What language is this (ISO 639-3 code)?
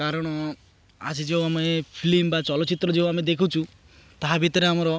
ori